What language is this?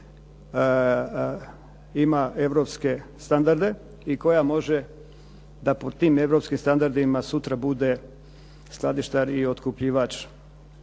Croatian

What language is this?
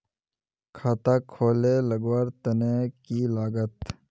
Magahi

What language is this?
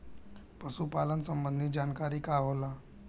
Bhojpuri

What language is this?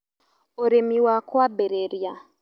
Kikuyu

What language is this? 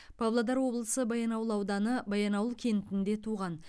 Kazakh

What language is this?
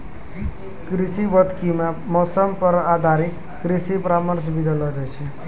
Maithili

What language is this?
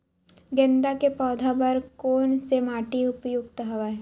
Chhattisgarhi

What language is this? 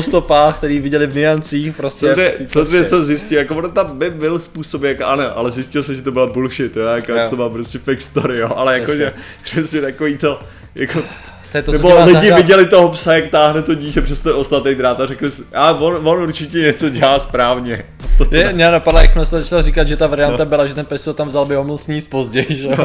Czech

